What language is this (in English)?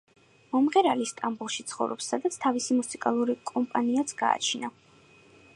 Georgian